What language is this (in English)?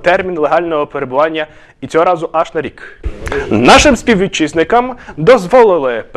Ukrainian